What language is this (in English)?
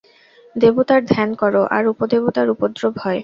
Bangla